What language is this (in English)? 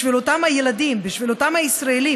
Hebrew